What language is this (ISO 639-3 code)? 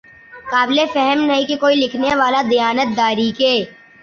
urd